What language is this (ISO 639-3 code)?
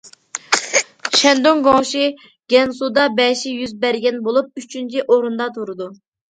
uig